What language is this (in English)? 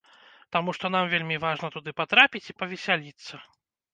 Belarusian